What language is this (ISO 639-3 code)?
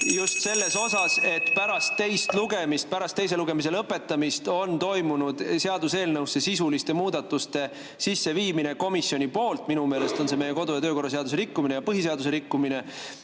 est